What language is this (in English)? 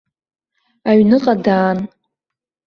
Abkhazian